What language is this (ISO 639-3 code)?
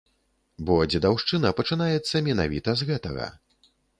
bel